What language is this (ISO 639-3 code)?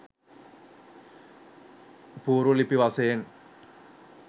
sin